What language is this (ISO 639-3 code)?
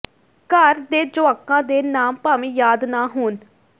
pan